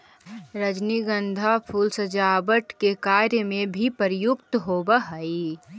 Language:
Magahi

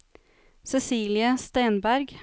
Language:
Norwegian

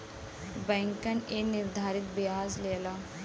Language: Bhojpuri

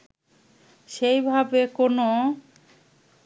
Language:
Bangla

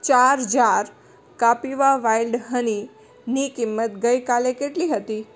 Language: Gujarati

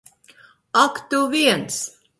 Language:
Latvian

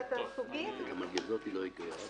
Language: Hebrew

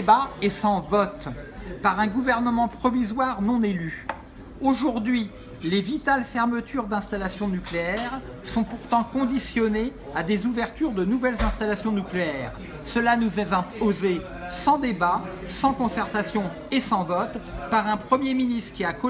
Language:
French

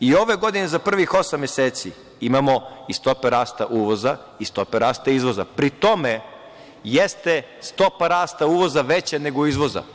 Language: Serbian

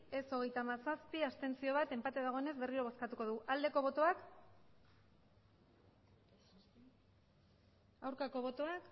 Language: Basque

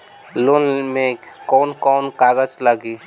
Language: Bhojpuri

